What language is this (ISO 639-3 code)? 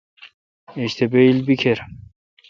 xka